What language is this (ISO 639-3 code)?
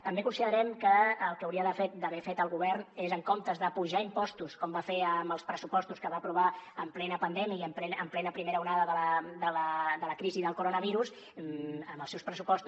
cat